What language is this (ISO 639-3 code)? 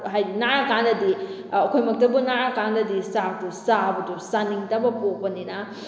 mni